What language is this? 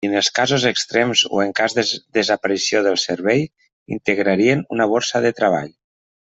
Catalan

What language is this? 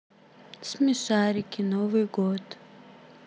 Russian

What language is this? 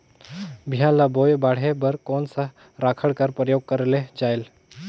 Chhattisgarhi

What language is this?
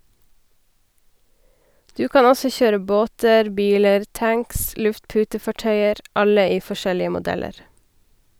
Norwegian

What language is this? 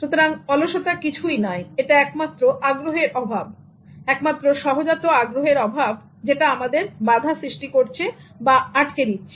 Bangla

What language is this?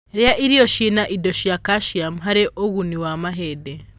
Kikuyu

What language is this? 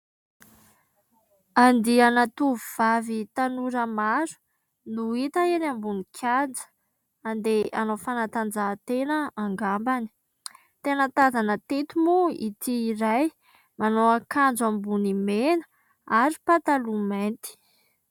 Malagasy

